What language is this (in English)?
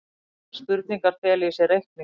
Icelandic